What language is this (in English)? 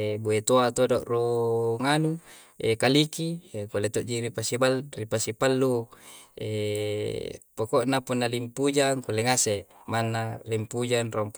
Coastal Konjo